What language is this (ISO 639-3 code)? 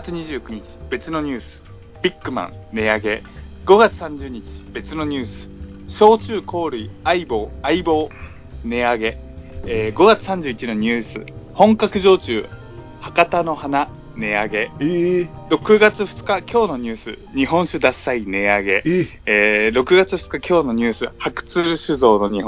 jpn